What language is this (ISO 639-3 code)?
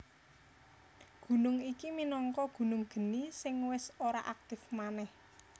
jav